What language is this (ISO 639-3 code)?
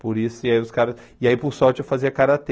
por